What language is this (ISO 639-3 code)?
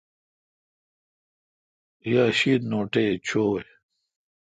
xka